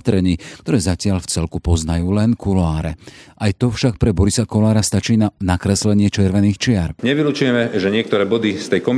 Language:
Slovak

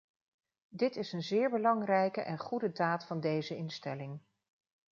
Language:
Dutch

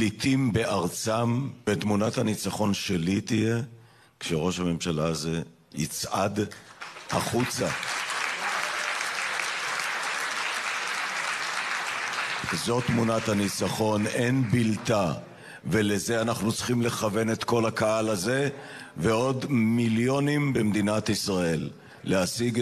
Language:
Hebrew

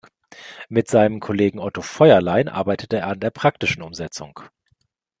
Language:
German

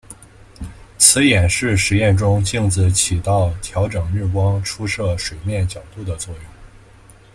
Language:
Chinese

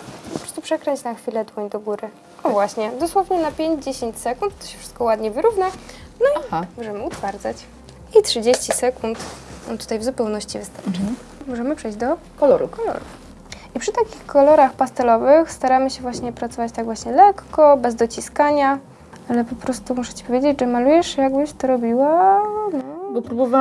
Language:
Polish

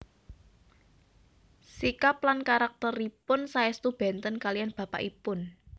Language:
Javanese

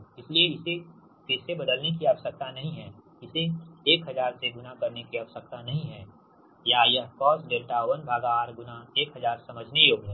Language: Hindi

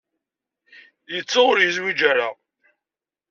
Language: Kabyle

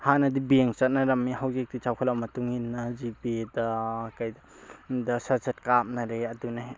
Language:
Manipuri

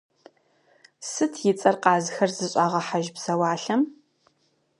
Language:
Kabardian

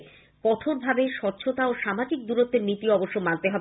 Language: Bangla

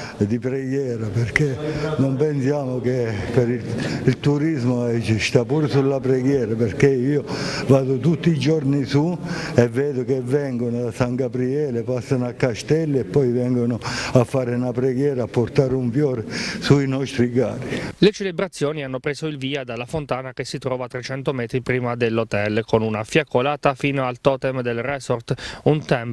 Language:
Italian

